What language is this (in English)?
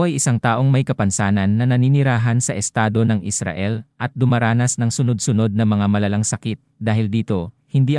Filipino